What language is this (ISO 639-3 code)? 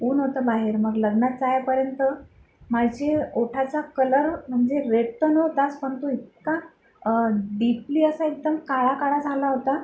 mar